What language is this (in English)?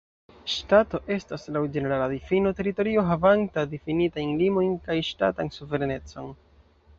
Esperanto